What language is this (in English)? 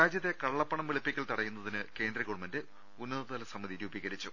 Malayalam